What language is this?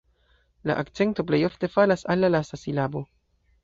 Esperanto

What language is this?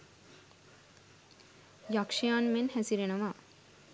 Sinhala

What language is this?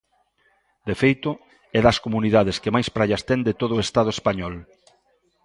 Galician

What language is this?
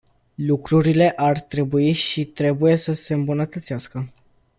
Romanian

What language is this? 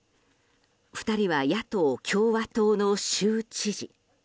Japanese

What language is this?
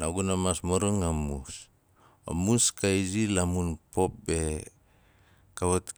Nalik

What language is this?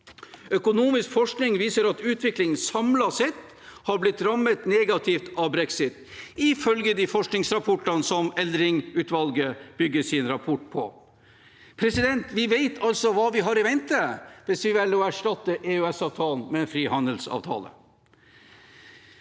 Norwegian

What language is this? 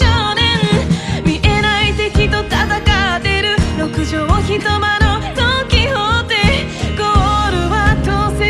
Japanese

